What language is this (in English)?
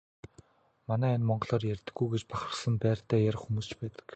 Mongolian